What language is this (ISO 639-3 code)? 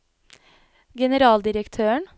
nor